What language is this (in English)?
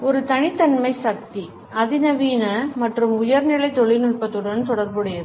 Tamil